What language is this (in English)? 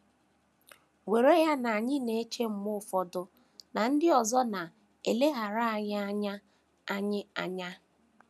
Igbo